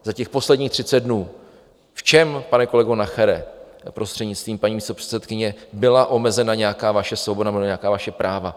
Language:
Czech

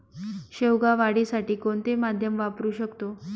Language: Marathi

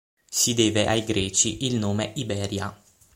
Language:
Italian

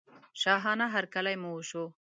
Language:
Pashto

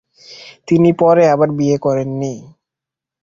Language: Bangla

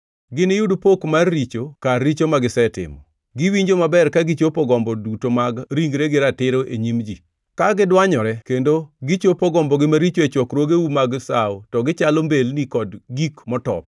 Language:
Luo (Kenya and Tanzania)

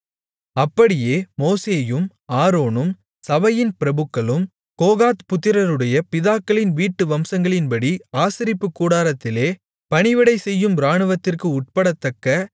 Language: Tamil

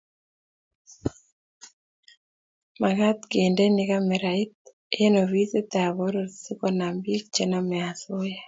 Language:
Kalenjin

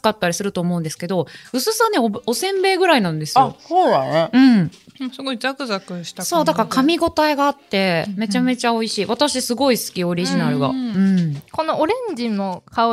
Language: Japanese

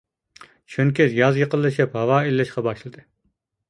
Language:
Uyghur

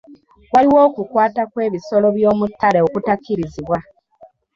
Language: Ganda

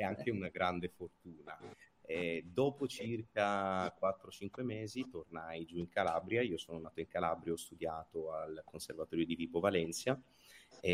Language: Italian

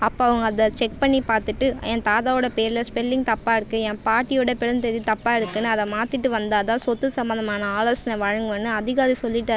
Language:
Tamil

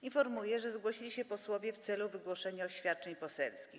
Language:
Polish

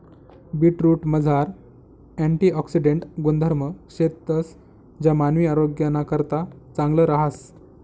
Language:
Marathi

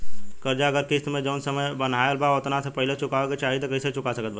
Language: Bhojpuri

